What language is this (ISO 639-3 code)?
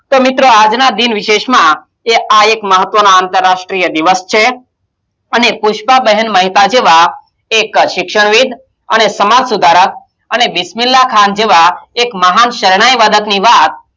guj